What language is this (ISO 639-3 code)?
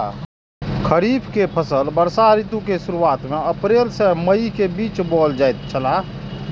mai